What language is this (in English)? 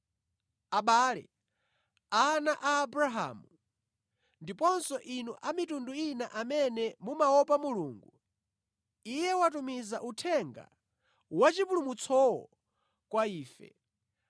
Nyanja